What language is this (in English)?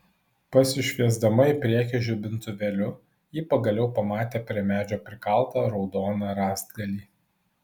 Lithuanian